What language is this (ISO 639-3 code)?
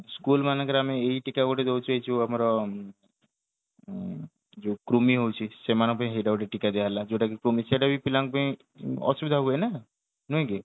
ori